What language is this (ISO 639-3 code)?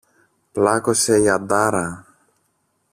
ell